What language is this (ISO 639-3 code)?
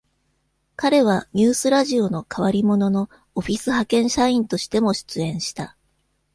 jpn